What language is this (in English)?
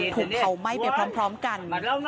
Thai